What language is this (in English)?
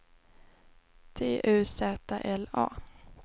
Swedish